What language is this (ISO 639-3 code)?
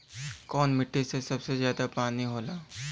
bho